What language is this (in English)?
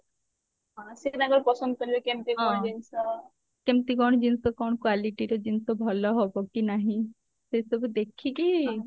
Odia